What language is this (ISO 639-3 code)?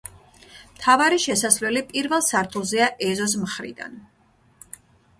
kat